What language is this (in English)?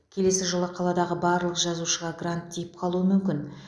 Kazakh